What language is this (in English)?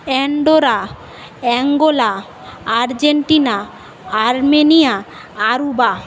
Bangla